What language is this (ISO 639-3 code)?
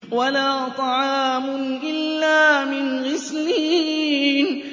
ara